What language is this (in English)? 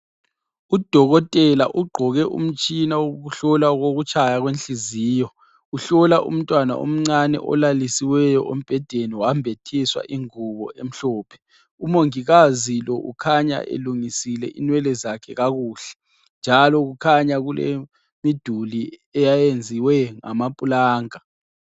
North Ndebele